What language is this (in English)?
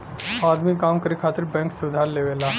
Bhojpuri